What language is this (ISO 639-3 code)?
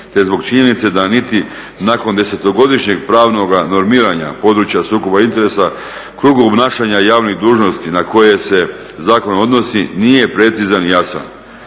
hrv